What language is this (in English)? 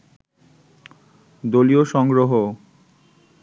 Bangla